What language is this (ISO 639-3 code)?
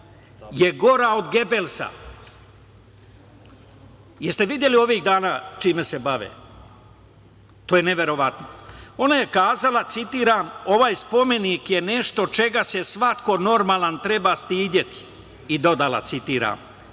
srp